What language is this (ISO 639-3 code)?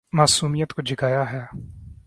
urd